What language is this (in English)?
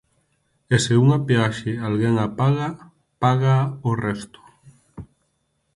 Galician